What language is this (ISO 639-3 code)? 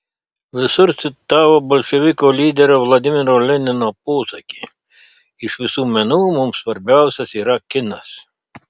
lit